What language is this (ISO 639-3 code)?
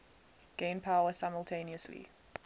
eng